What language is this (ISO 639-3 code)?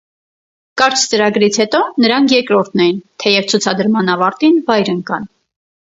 hye